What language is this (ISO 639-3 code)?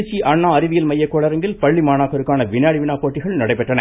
tam